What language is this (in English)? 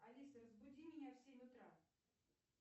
Russian